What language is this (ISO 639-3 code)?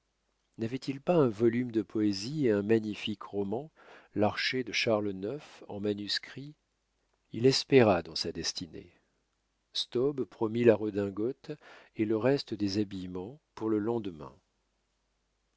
fra